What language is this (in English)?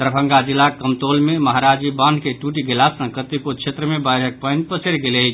Maithili